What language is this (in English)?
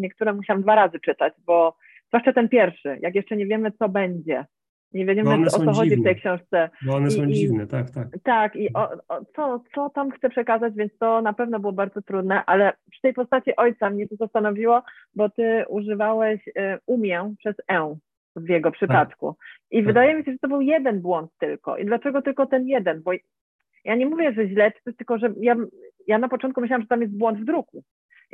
Polish